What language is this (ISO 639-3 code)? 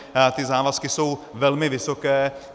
ces